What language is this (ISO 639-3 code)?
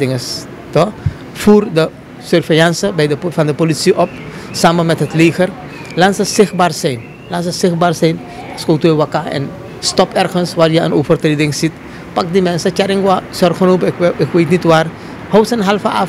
nld